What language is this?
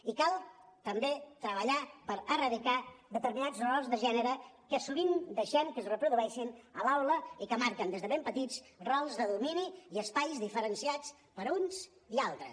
Catalan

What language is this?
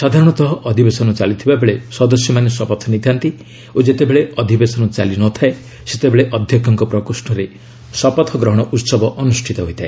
Odia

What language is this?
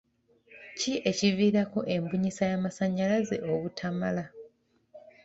Ganda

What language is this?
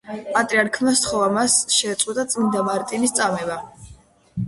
Georgian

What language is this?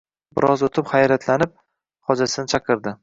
Uzbek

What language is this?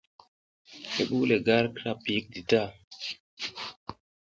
South Giziga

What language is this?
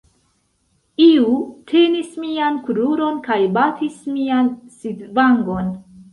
Esperanto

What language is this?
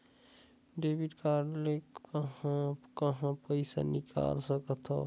Chhattisgarhi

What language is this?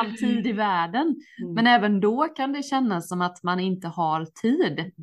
Swedish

